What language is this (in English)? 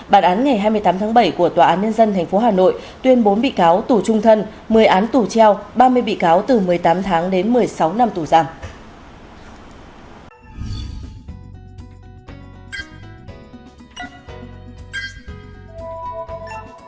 Vietnamese